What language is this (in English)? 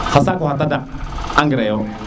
Serer